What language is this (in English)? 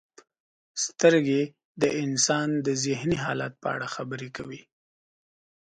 Pashto